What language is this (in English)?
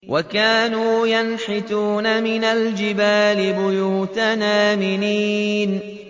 Arabic